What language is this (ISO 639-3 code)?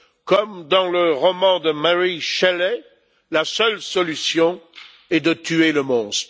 fra